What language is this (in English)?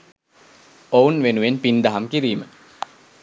Sinhala